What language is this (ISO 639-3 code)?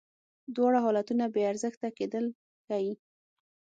pus